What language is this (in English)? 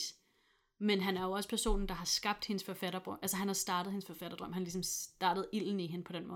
Danish